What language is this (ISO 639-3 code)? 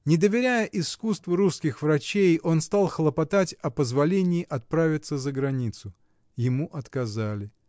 rus